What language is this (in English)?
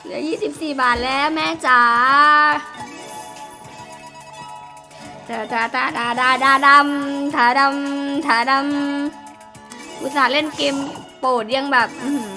Thai